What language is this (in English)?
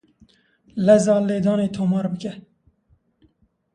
Kurdish